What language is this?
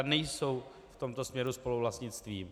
Czech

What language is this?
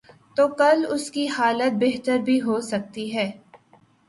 Urdu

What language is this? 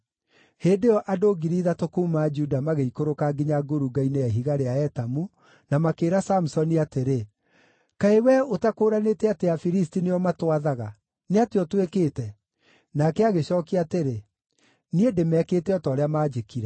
Kikuyu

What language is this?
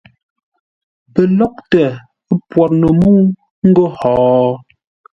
Ngombale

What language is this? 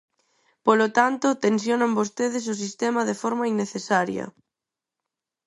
Galician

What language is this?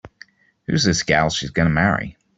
English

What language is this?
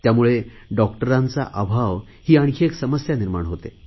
Marathi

